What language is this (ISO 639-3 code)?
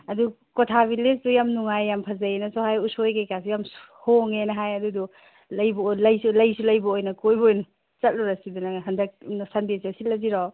mni